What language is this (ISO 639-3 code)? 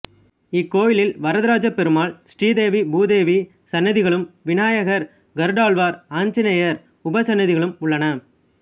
tam